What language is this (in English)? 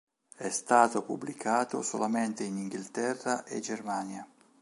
Italian